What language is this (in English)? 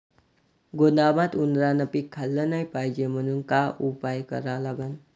Marathi